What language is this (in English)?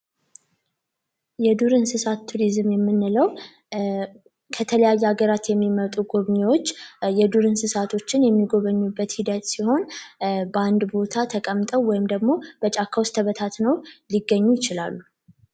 Amharic